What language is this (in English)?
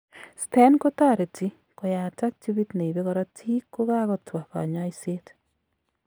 Kalenjin